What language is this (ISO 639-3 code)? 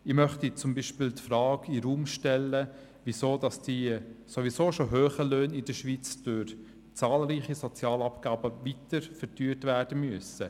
gsw